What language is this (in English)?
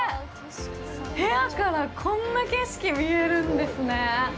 Japanese